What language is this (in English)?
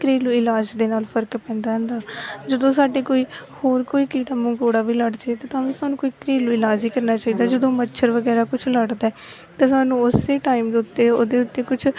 Punjabi